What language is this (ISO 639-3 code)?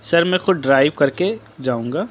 urd